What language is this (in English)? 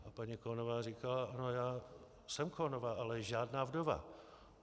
Czech